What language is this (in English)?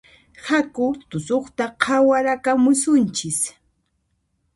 Puno Quechua